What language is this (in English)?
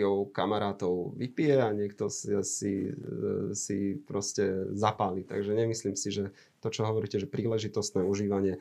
Slovak